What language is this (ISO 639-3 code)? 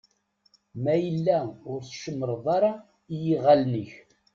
kab